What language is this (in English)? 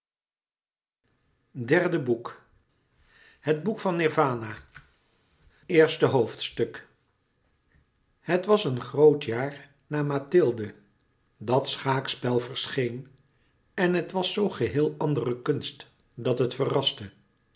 Dutch